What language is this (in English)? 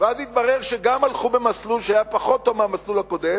Hebrew